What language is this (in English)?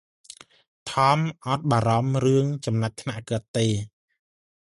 Khmer